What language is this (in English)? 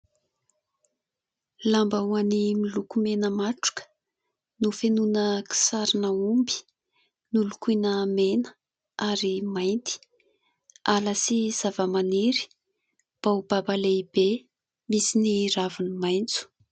Malagasy